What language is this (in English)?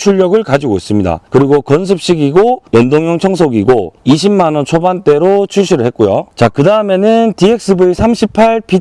Korean